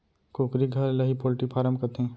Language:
Chhattisgarhi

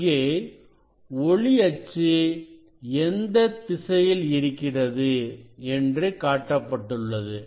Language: Tamil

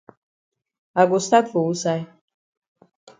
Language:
Cameroon Pidgin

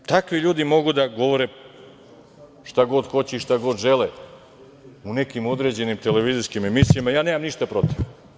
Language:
Serbian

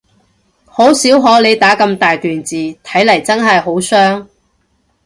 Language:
Cantonese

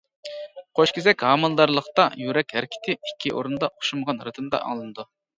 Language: Uyghur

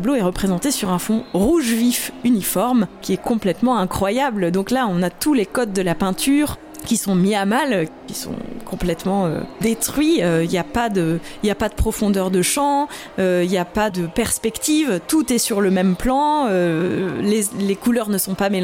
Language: French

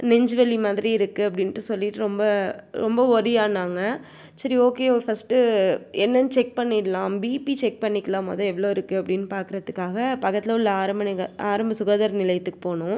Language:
Tamil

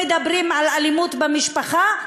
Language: Hebrew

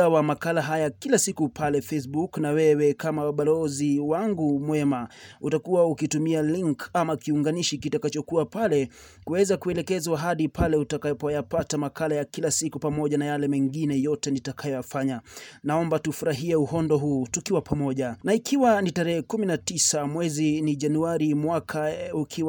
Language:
Swahili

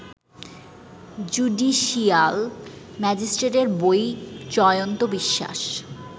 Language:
Bangla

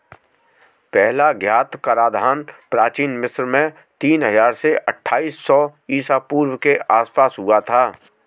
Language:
Hindi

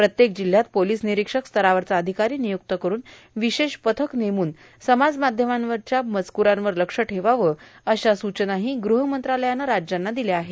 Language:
Marathi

